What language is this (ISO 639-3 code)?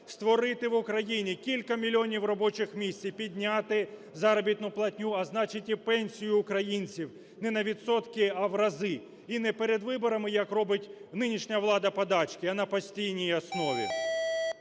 ukr